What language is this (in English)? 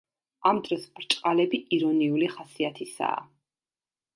Georgian